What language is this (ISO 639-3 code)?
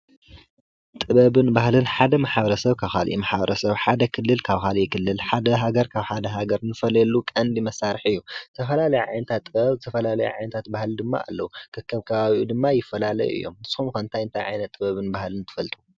tir